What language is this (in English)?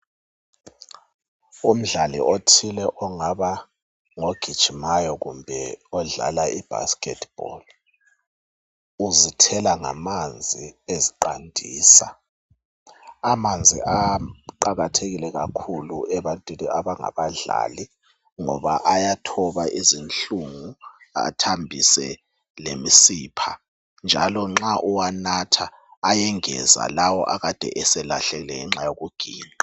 North Ndebele